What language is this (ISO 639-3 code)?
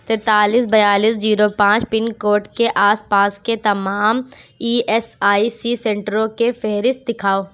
urd